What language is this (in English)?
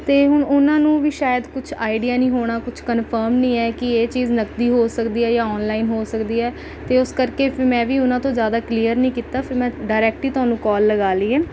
Punjabi